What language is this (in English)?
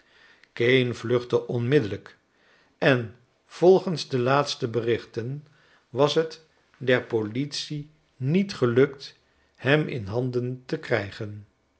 Dutch